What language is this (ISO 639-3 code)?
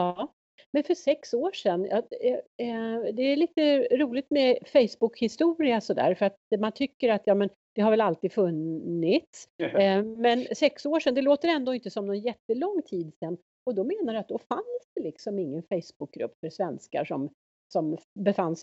swe